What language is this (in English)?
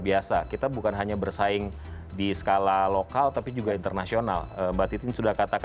Indonesian